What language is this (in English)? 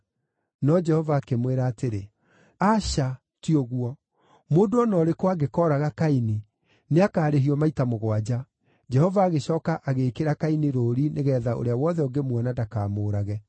Kikuyu